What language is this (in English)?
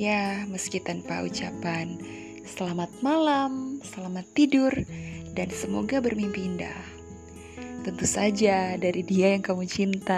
Indonesian